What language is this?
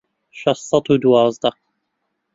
Central Kurdish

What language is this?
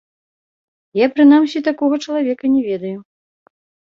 Belarusian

